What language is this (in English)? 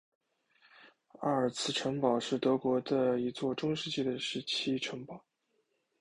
Chinese